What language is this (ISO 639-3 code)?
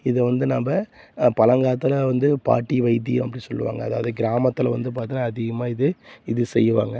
tam